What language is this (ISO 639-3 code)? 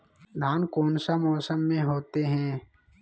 mag